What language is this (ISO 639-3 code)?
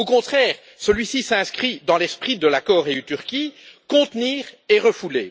fra